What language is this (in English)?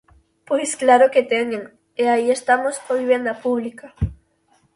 Galician